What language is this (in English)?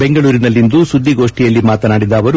Kannada